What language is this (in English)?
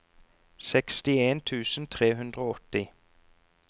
Norwegian